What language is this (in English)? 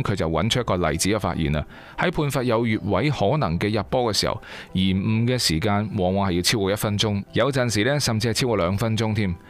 Chinese